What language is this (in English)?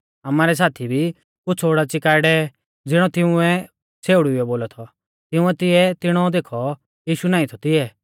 Mahasu Pahari